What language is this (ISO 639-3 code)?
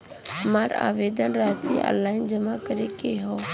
bho